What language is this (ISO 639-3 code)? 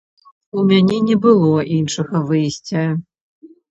bel